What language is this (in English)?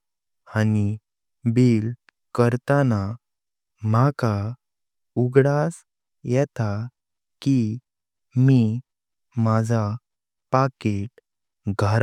Konkani